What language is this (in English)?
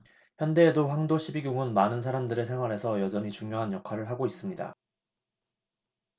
Korean